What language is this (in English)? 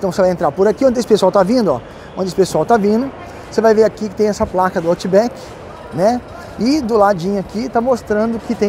Portuguese